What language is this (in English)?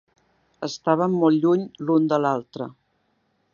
Catalan